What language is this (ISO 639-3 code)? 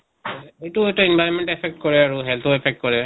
asm